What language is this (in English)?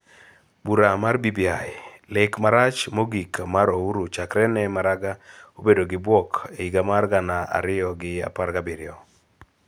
Luo (Kenya and Tanzania)